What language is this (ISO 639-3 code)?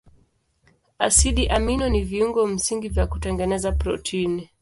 swa